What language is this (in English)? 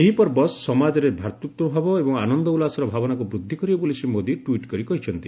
Odia